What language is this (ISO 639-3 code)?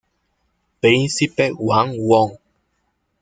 spa